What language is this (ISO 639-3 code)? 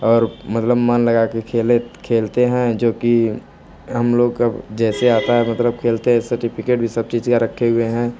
hin